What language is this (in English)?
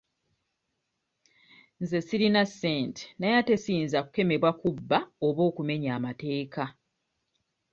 Ganda